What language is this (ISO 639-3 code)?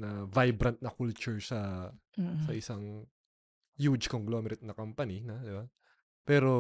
fil